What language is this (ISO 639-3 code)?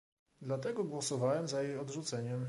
pol